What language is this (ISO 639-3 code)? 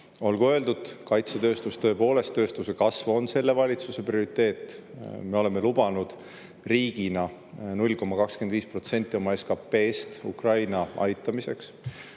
est